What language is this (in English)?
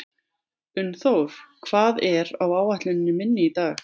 Icelandic